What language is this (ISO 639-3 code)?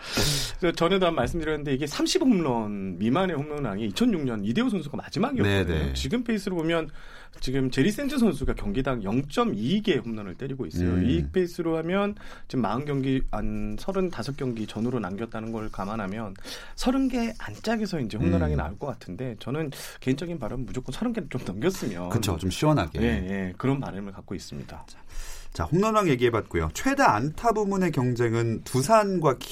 kor